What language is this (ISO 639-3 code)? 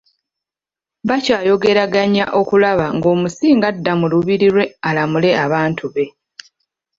lug